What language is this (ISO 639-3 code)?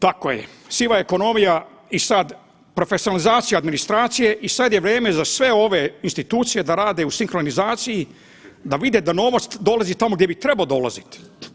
hrv